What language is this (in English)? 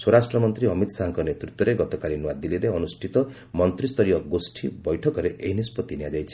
Odia